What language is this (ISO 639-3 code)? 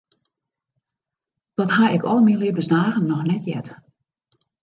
fry